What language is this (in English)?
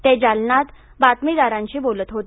Marathi